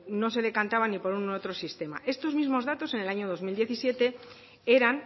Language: Spanish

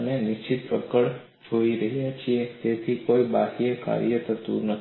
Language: Gujarati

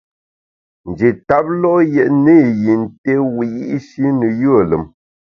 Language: Bamun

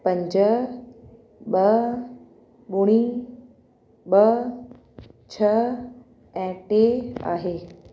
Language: Sindhi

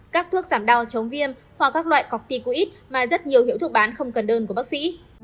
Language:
Vietnamese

